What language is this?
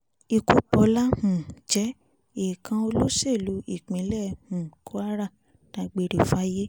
Yoruba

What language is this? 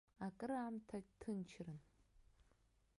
Abkhazian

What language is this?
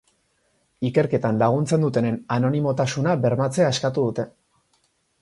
Basque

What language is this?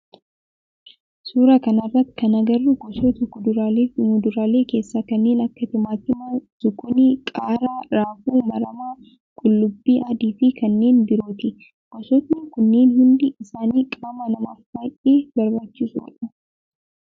Oromo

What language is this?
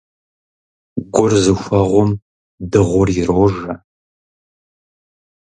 Kabardian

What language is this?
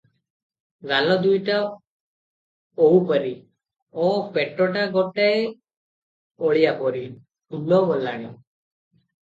Odia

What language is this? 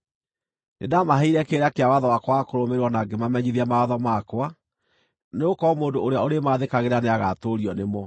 Kikuyu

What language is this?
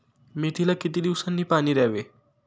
Marathi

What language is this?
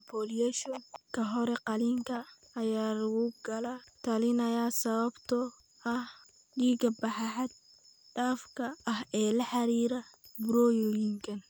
Somali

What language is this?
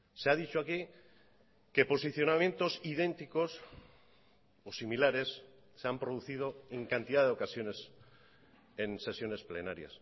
Spanish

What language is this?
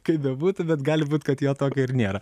Lithuanian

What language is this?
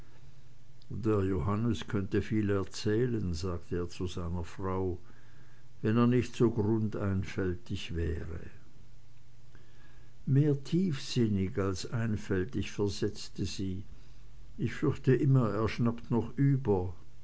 German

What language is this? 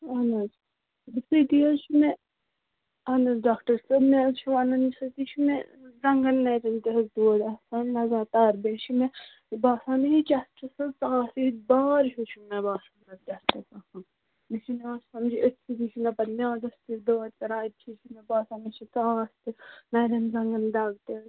Kashmiri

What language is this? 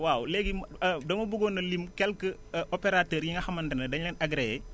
Wolof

